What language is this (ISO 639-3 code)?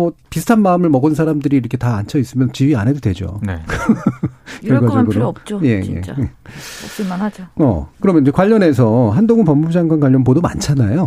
kor